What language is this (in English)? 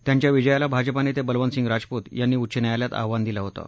Marathi